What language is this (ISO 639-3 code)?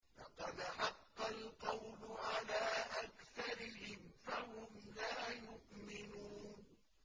ara